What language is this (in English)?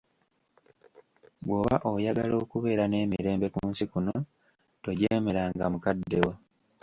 Ganda